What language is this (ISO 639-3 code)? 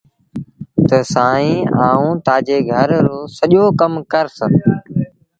sbn